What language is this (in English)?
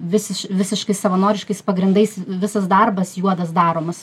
Lithuanian